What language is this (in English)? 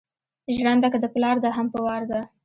Pashto